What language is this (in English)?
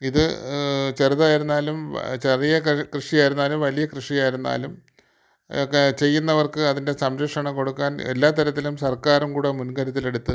Malayalam